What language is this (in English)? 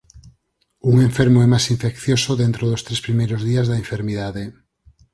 Galician